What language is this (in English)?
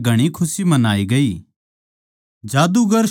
Haryanvi